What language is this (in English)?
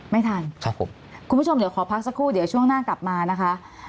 Thai